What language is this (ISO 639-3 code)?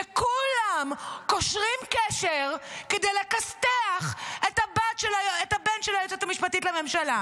heb